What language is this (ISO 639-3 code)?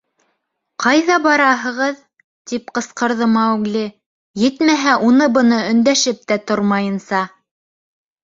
bak